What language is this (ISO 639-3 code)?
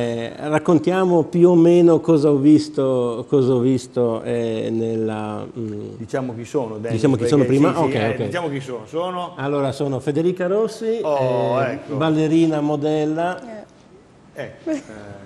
ita